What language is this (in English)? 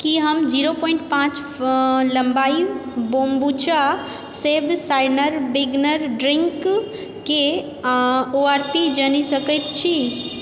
Maithili